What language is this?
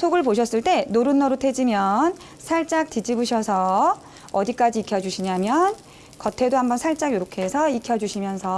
Korean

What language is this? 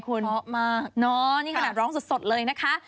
Thai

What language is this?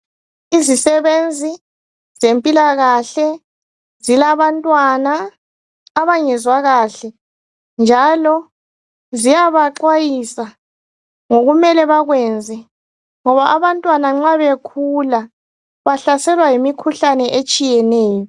North Ndebele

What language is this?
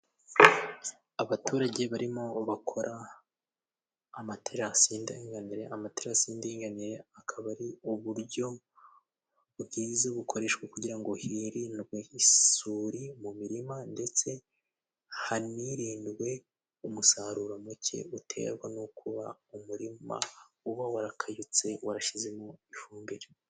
Kinyarwanda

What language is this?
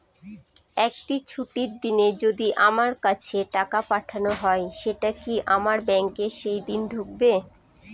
Bangla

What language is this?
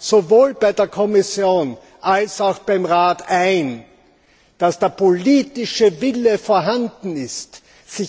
German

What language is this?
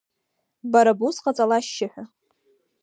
Abkhazian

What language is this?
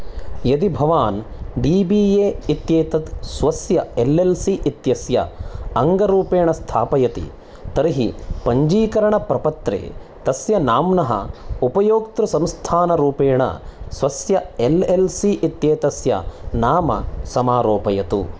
Sanskrit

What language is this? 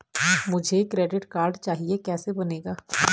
Hindi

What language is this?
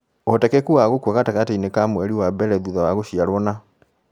Kikuyu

